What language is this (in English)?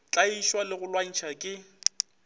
Northern Sotho